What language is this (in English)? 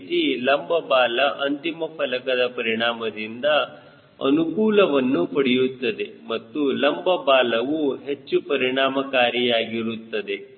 Kannada